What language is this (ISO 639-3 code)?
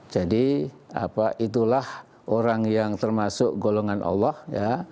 ind